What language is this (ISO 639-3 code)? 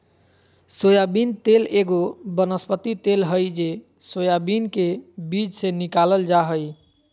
mag